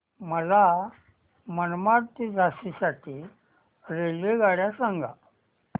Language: Marathi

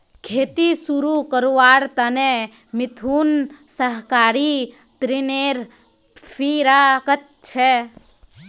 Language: Magahi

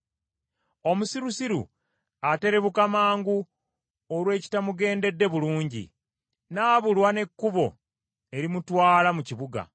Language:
Ganda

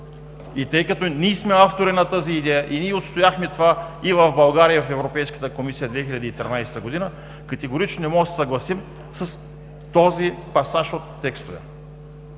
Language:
Bulgarian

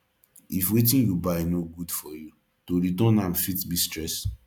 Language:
Nigerian Pidgin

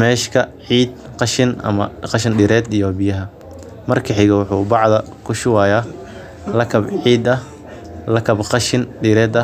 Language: Somali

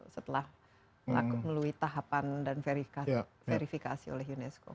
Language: Indonesian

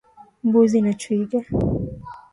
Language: Swahili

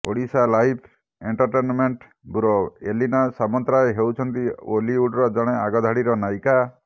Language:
Odia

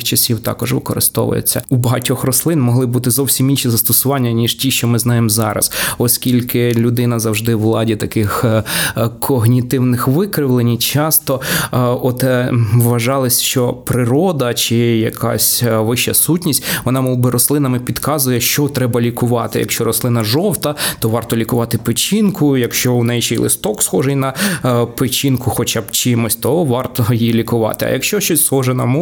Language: Ukrainian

